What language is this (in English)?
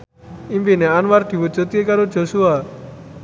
Javanese